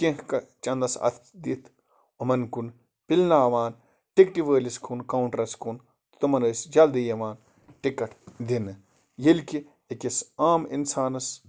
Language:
Kashmiri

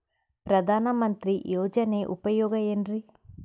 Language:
Kannada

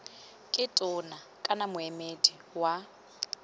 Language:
Tswana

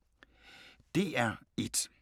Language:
Danish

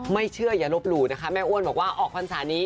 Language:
Thai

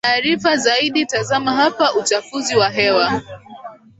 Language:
Swahili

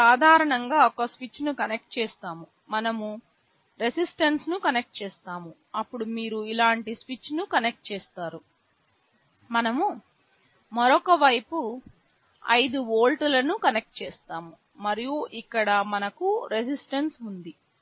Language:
Telugu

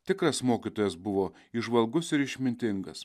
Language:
Lithuanian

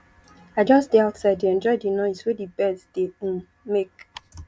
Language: Nigerian Pidgin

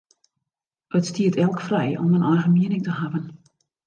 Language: Western Frisian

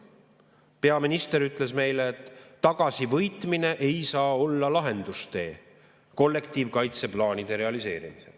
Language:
Estonian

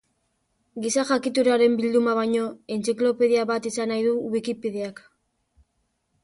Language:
Basque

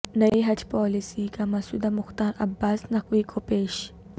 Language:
Urdu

